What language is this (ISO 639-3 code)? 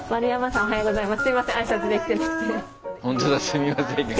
jpn